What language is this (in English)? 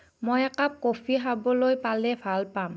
Assamese